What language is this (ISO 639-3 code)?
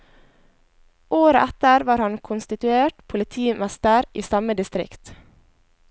nor